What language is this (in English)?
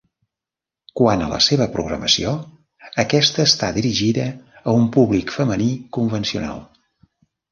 Catalan